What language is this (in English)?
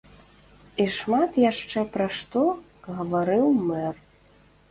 Belarusian